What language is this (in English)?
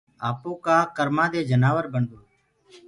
Gurgula